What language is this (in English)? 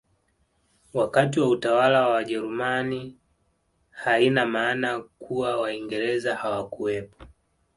Swahili